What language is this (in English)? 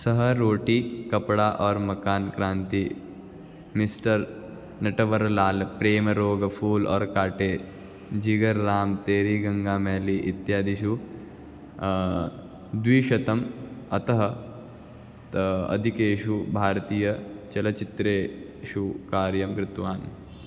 Sanskrit